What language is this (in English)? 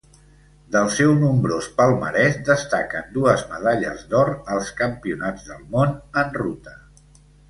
Catalan